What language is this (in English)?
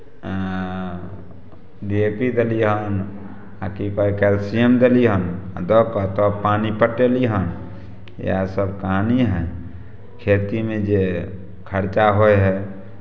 Maithili